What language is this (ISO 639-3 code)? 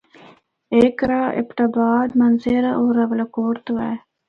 hno